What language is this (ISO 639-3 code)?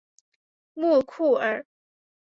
zho